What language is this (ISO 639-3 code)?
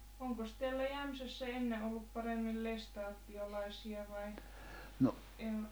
fin